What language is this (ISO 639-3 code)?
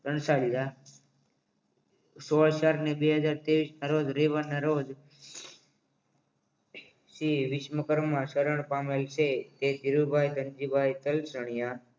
guj